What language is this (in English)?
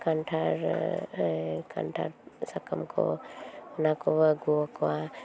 Santali